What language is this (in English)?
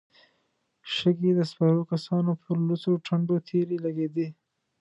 Pashto